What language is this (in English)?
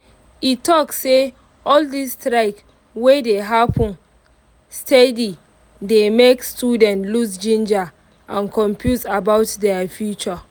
Nigerian Pidgin